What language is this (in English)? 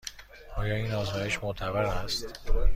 Persian